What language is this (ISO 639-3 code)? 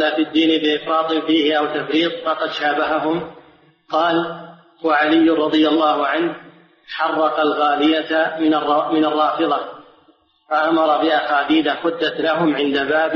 ara